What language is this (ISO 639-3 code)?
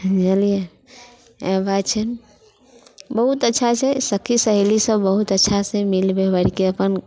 mai